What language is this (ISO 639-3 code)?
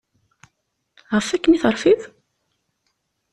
kab